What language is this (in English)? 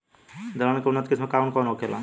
Bhojpuri